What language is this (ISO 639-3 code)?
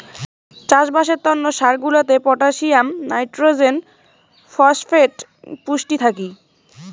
ben